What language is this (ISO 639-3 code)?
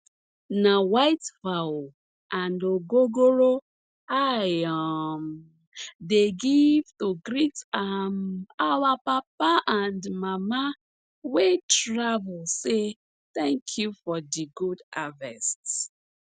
pcm